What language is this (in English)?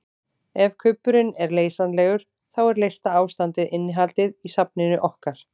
Icelandic